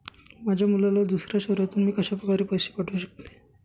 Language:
Marathi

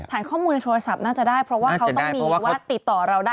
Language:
Thai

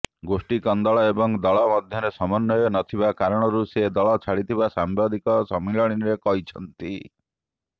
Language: Odia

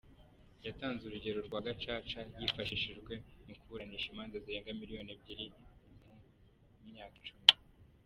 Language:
Kinyarwanda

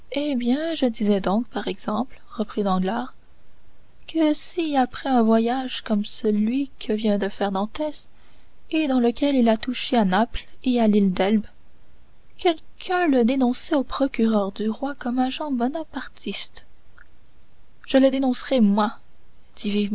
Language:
French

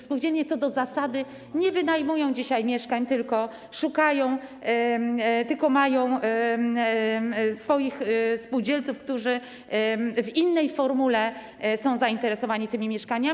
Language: Polish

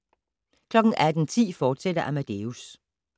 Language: Danish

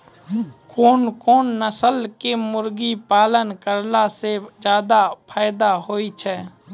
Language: Maithili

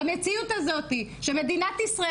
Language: Hebrew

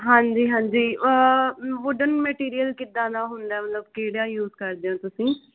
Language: Punjabi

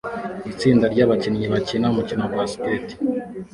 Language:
Kinyarwanda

